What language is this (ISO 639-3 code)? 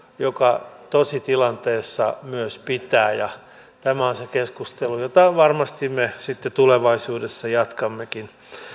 fin